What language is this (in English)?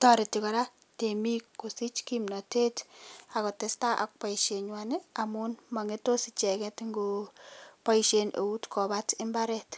Kalenjin